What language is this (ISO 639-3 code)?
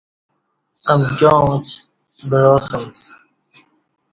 bsh